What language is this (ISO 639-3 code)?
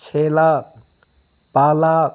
brx